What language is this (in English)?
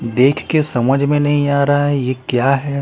Hindi